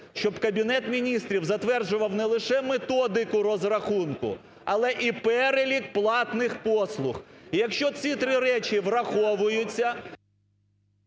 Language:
Ukrainian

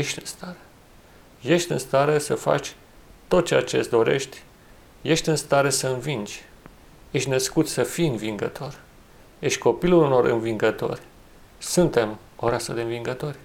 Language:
Romanian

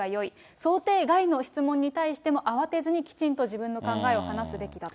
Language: Japanese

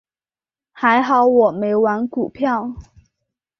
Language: Chinese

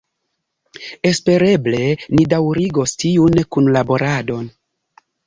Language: Esperanto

